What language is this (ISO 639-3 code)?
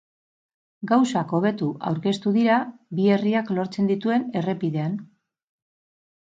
eus